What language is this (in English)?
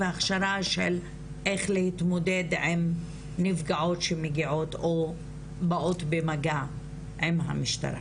Hebrew